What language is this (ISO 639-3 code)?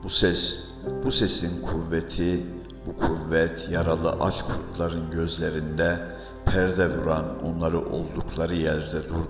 tur